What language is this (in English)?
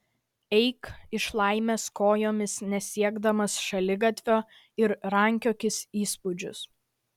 Lithuanian